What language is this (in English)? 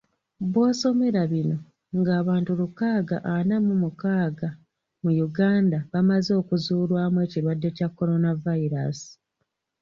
Ganda